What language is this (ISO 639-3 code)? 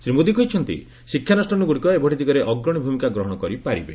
ori